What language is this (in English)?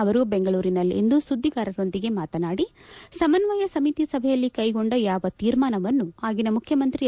Kannada